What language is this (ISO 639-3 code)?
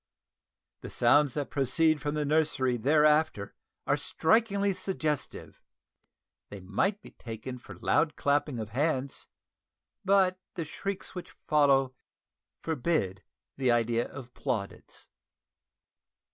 eng